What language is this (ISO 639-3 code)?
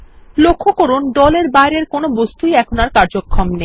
ben